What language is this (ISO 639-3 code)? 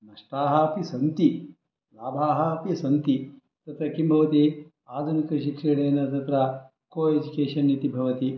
san